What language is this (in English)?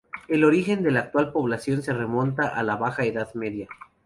Spanish